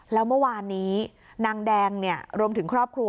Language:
Thai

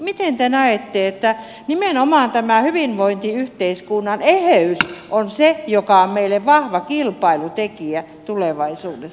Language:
Finnish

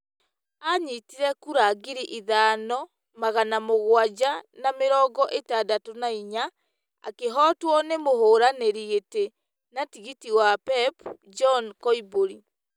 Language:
Kikuyu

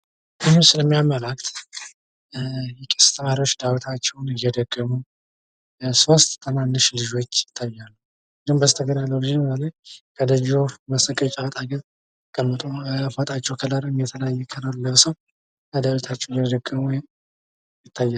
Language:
Amharic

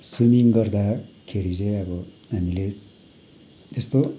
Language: Nepali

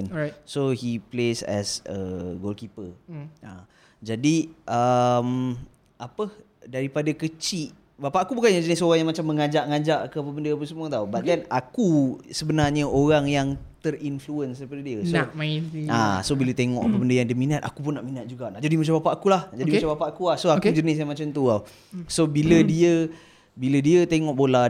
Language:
Malay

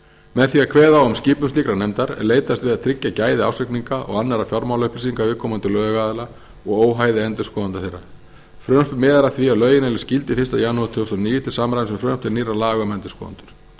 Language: Icelandic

